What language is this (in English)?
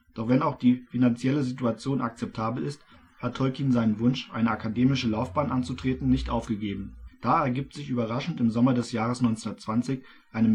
German